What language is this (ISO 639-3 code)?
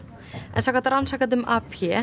isl